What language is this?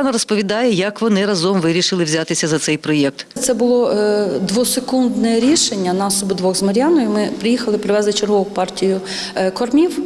Ukrainian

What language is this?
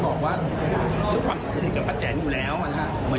Thai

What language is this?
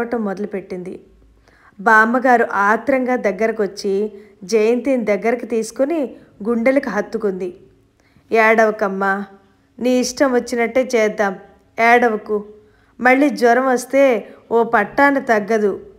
Telugu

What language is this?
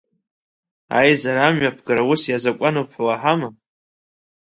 Abkhazian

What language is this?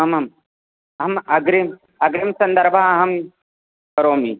Sanskrit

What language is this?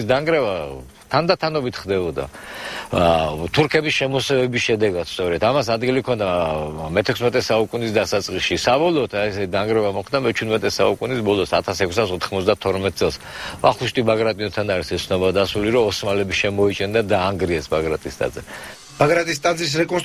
Latvian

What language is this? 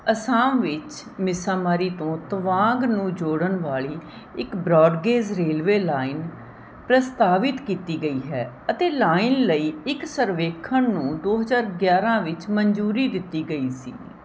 Punjabi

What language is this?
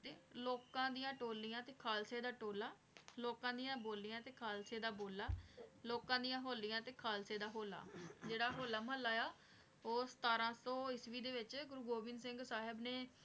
Punjabi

